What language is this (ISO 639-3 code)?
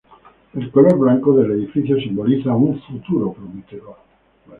spa